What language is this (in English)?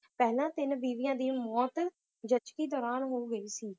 Punjabi